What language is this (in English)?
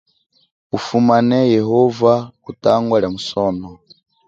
Chokwe